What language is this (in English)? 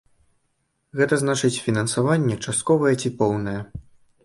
Belarusian